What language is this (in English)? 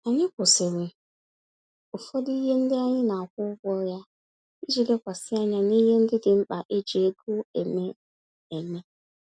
Igbo